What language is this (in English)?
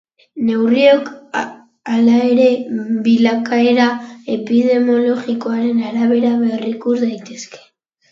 Basque